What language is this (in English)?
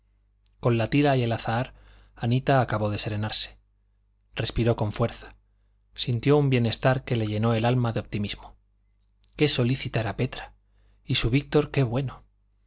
Spanish